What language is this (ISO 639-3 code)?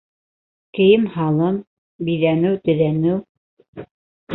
bak